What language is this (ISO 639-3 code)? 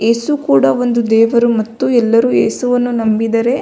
kan